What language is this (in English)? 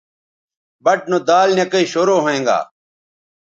Bateri